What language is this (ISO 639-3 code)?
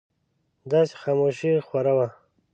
pus